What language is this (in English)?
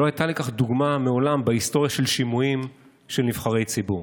Hebrew